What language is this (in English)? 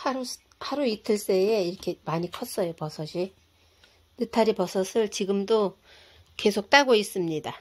Korean